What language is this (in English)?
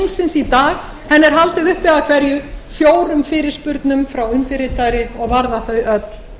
Icelandic